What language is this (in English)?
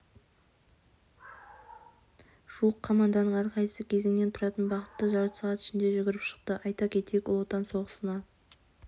Kazakh